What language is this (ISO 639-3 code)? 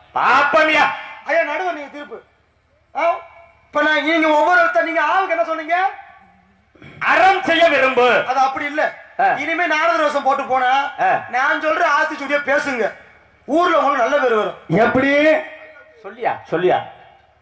ara